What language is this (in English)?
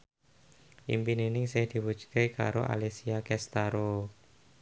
Javanese